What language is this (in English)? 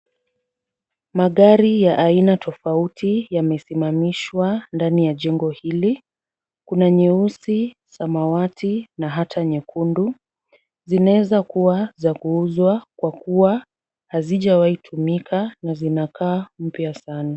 Swahili